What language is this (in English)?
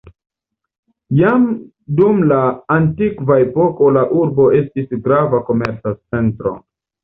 Esperanto